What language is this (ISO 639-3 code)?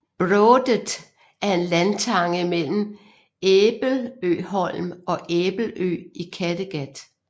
dan